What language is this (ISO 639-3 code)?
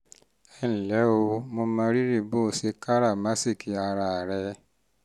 yor